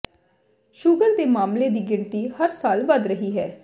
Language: Punjabi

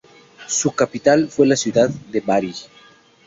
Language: Spanish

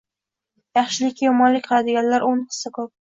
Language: Uzbek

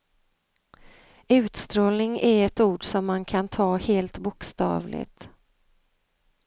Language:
Swedish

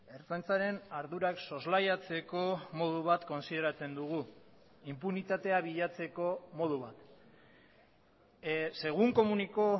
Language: Basque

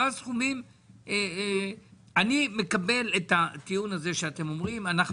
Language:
Hebrew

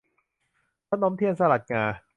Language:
Thai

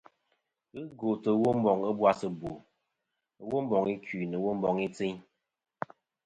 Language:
Kom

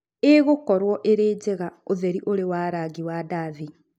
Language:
Kikuyu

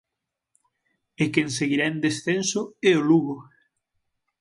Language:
Galician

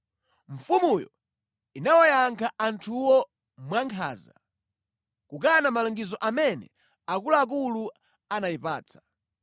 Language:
Nyanja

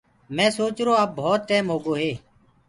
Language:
Gurgula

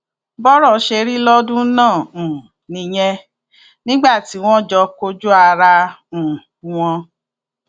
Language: Yoruba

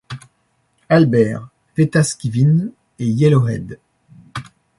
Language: French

